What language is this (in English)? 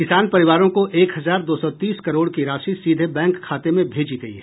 Hindi